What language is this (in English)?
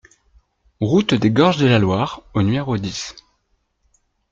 French